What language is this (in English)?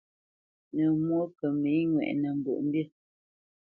Bamenyam